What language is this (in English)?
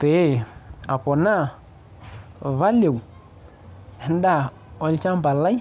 Masai